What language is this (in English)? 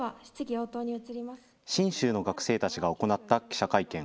Japanese